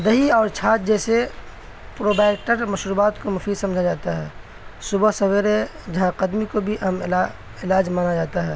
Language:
Urdu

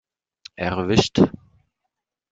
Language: German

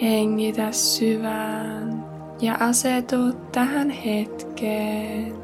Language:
Finnish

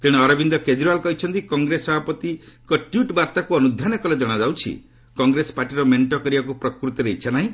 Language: Odia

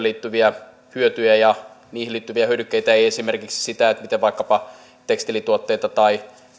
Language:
Finnish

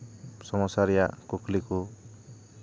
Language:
Santali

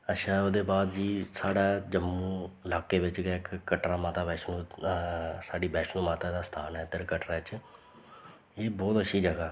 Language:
Dogri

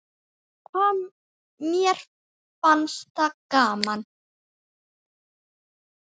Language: Icelandic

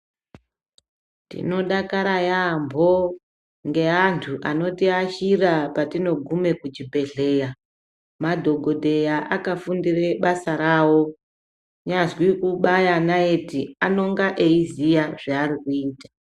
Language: Ndau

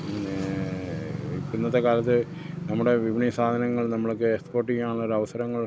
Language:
Malayalam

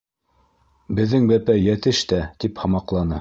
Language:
Bashkir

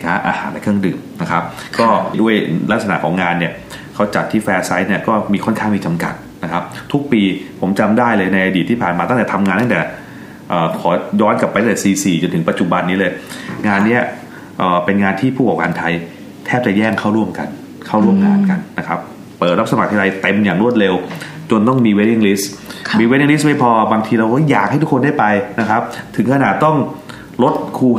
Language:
Thai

